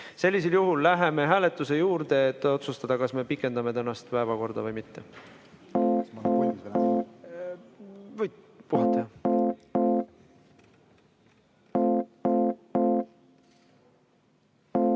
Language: Estonian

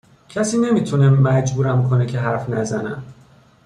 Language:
Persian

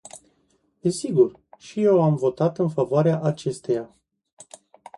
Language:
Romanian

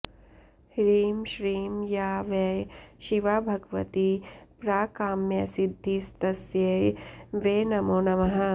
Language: Sanskrit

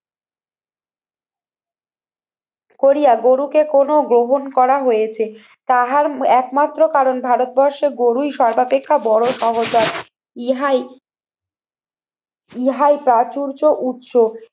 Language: Bangla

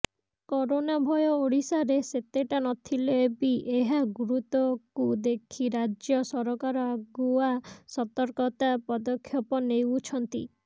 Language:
Odia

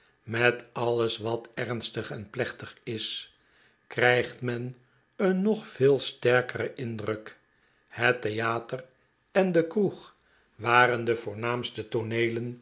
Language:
Dutch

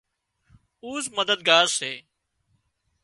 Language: Wadiyara Koli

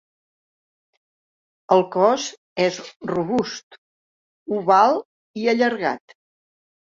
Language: Catalan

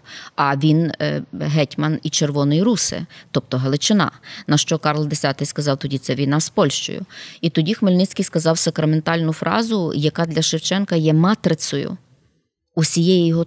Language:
Ukrainian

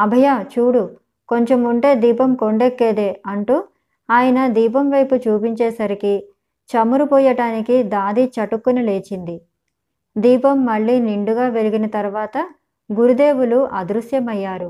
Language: Telugu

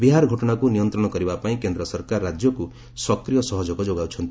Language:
Odia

